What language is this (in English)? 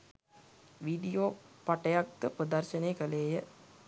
Sinhala